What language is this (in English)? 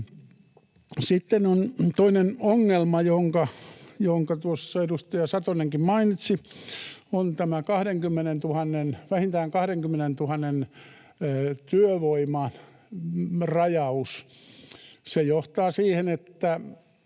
Finnish